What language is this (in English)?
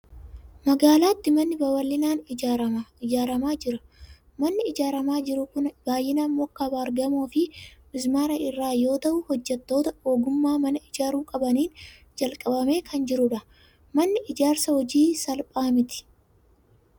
Oromo